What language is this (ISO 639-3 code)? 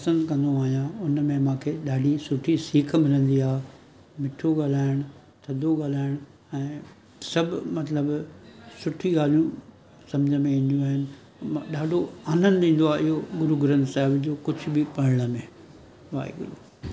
snd